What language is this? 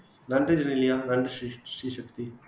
Tamil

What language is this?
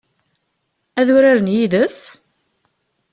Kabyle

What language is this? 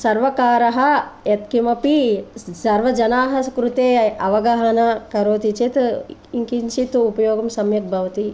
Sanskrit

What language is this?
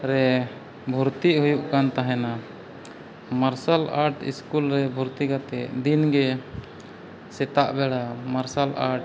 Santali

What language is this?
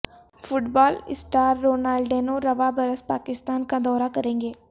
Urdu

